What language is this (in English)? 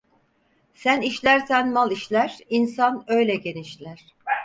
Turkish